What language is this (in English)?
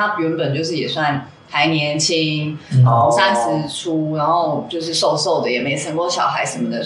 Chinese